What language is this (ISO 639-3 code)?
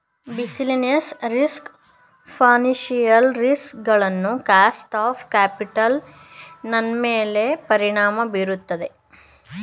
kan